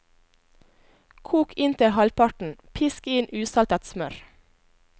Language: Norwegian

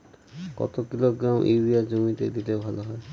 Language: Bangla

